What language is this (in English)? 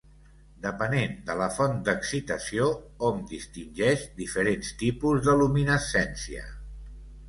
Catalan